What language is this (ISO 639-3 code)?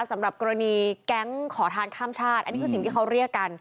tha